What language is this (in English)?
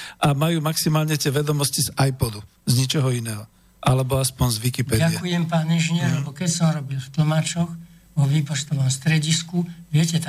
Slovak